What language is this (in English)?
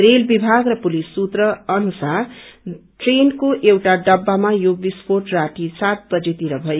Nepali